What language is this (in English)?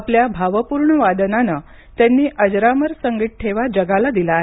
Marathi